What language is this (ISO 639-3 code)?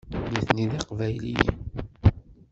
kab